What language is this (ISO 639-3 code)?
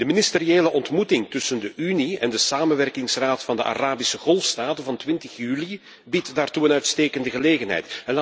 nld